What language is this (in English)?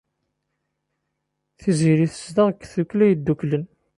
Kabyle